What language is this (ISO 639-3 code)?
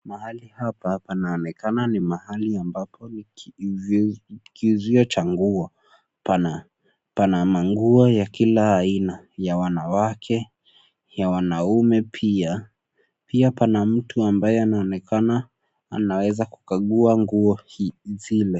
swa